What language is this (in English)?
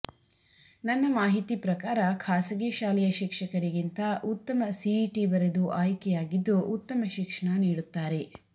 Kannada